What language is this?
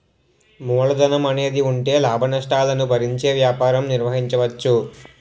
Telugu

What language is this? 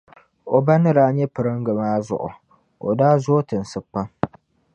Dagbani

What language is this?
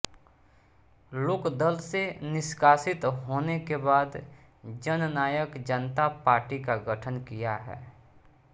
Hindi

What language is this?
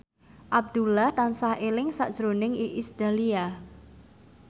Javanese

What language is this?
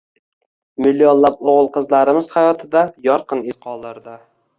Uzbek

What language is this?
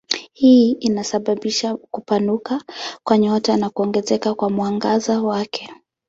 Swahili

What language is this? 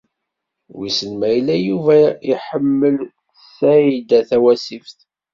Kabyle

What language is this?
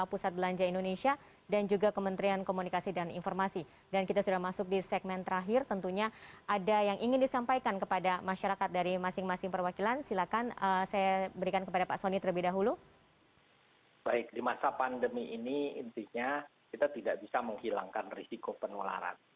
Indonesian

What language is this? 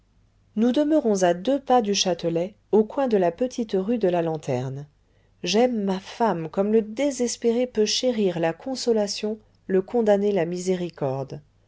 French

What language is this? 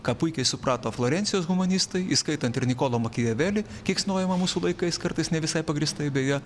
Lithuanian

